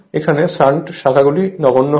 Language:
Bangla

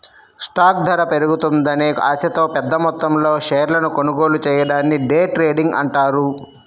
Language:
Telugu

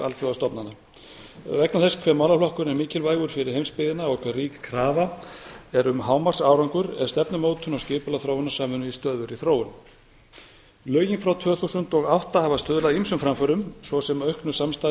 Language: Icelandic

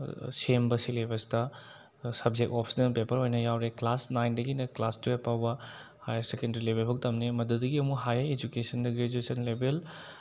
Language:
Manipuri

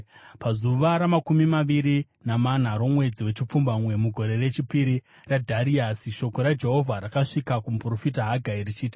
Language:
Shona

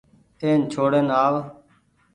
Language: Goaria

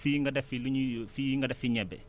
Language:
Wolof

